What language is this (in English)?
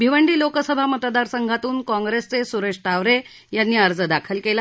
Marathi